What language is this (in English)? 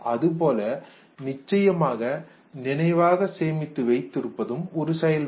Tamil